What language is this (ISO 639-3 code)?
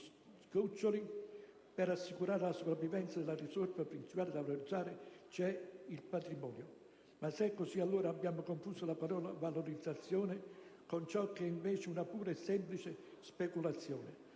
ita